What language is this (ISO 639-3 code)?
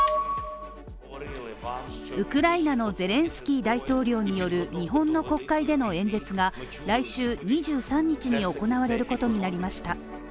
jpn